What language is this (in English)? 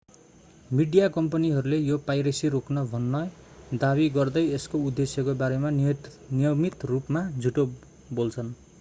Nepali